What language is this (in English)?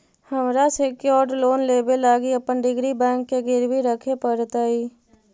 Magahi